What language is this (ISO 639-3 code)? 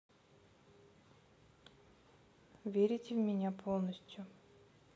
rus